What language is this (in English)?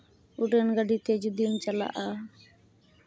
Santali